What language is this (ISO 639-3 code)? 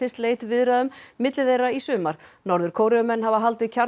isl